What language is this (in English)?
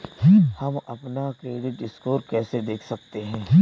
Hindi